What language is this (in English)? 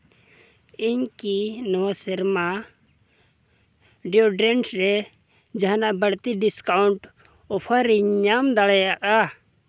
Santali